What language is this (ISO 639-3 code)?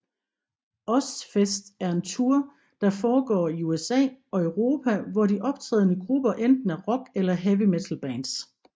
dan